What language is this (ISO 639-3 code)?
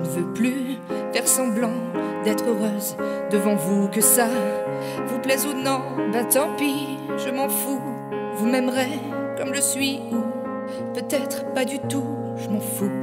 fra